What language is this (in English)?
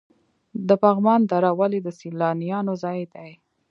Pashto